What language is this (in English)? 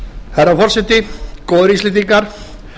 Icelandic